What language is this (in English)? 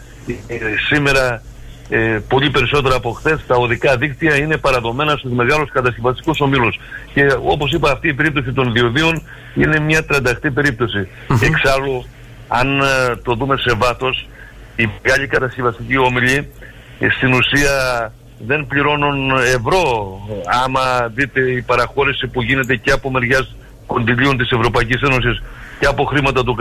Greek